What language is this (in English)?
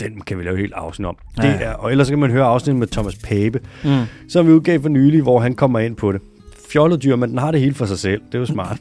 Danish